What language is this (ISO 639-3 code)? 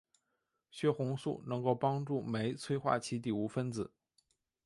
zho